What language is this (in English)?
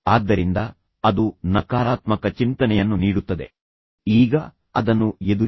Kannada